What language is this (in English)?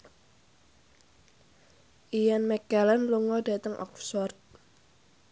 Javanese